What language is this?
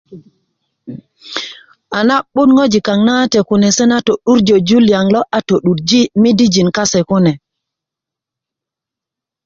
Kuku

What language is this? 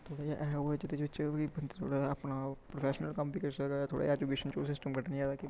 Dogri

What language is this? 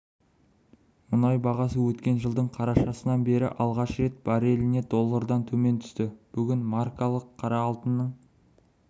Kazakh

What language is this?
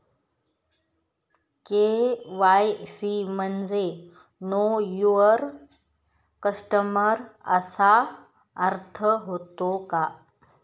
Marathi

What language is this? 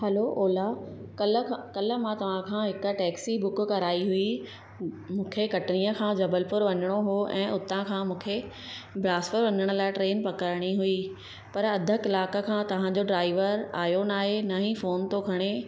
Sindhi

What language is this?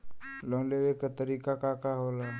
Bhojpuri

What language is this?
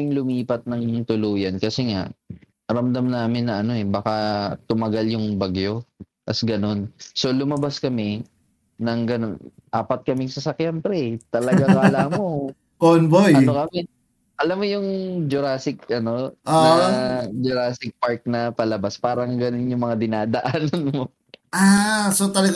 Filipino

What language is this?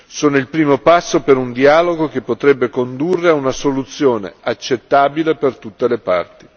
Italian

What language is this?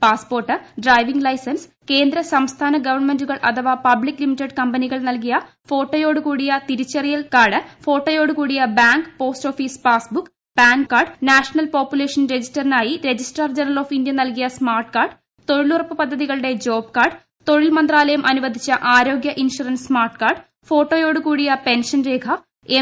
Malayalam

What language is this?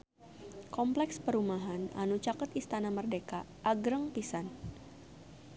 Sundanese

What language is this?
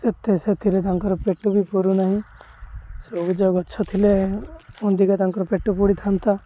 Odia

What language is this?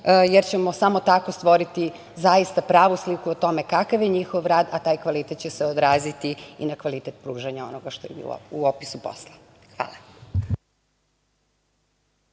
Serbian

